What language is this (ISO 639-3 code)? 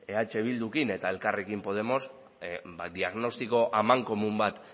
eus